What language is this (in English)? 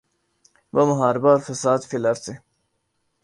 Urdu